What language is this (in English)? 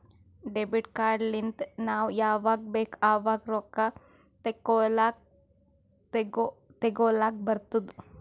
Kannada